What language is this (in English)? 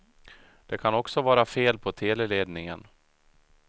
Swedish